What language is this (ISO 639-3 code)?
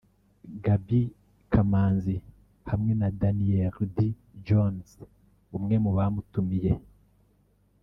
kin